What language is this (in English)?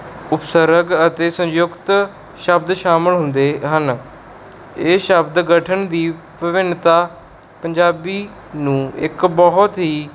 Punjabi